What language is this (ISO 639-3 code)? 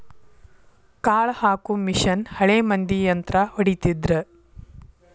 kan